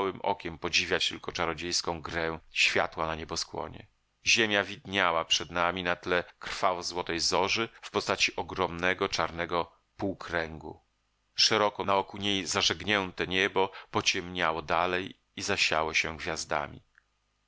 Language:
Polish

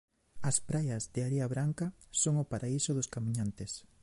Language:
Galician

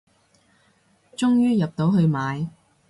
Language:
Cantonese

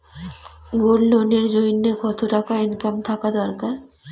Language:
Bangla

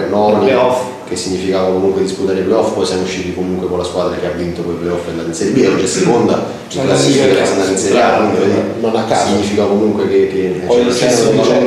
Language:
Italian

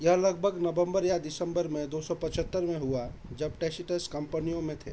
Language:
Hindi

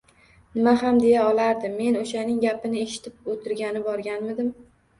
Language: Uzbek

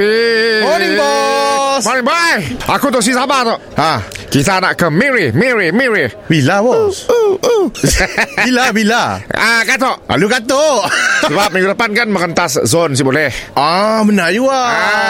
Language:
Malay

